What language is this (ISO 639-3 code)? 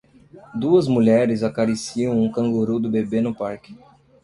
por